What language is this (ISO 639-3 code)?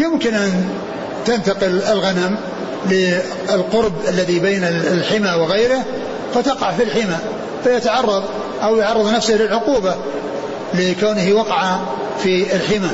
ara